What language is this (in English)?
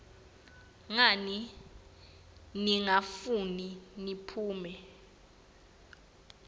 Swati